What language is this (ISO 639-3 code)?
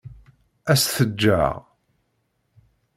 kab